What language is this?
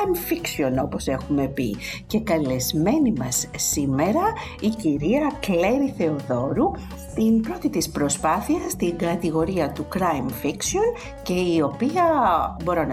Greek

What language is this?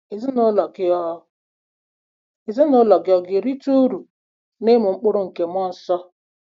Igbo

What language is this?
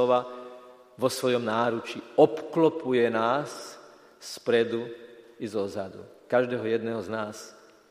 Slovak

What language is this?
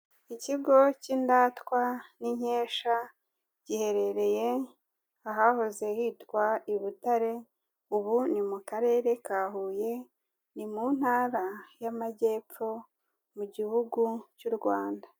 Kinyarwanda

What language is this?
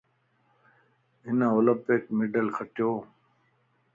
Lasi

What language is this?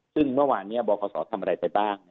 Thai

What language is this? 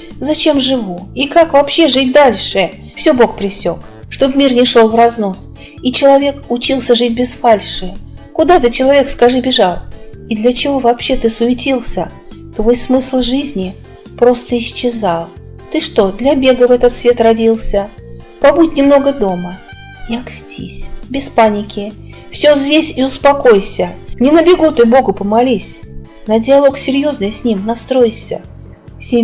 Russian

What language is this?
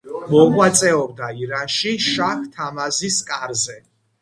Georgian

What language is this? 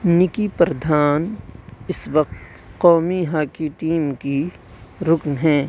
Urdu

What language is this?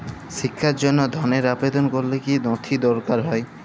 Bangla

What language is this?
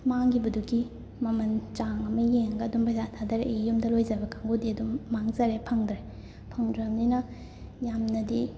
Manipuri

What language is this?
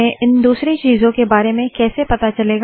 Hindi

